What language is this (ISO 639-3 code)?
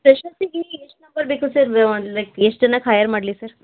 kan